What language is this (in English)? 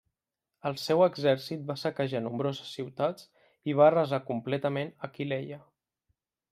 Catalan